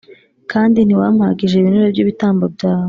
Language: Kinyarwanda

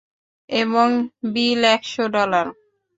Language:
Bangla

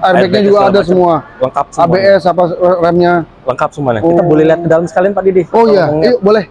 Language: Indonesian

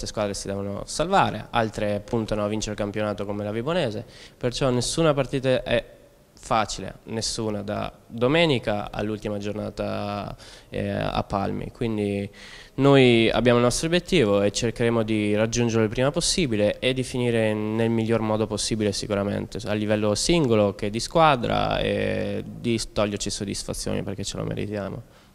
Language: Italian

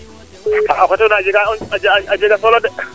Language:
Serer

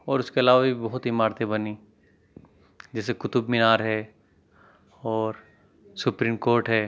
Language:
Urdu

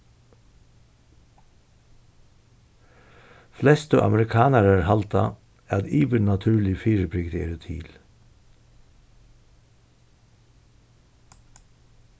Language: Faroese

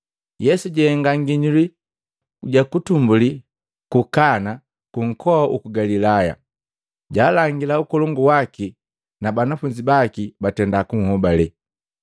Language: Matengo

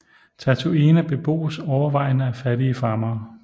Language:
Danish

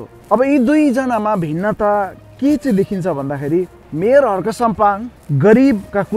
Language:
Romanian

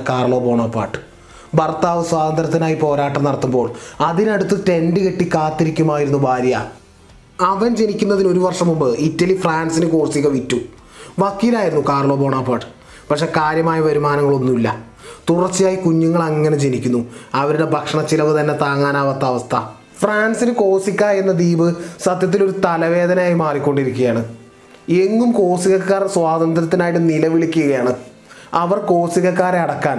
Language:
Malayalam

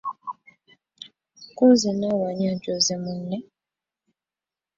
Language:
Ganda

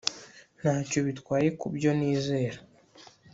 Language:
Kinyarwanda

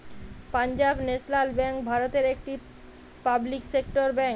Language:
Bangla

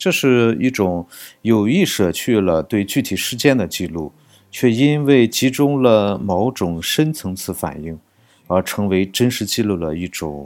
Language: Chinese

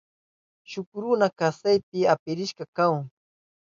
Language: Southern Pastaza Quechua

